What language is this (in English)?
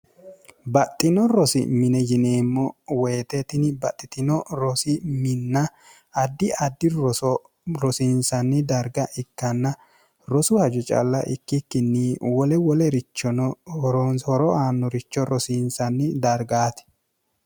Sidamo